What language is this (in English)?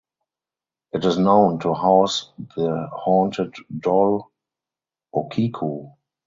English